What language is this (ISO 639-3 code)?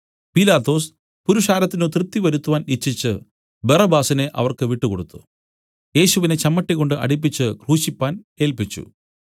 mal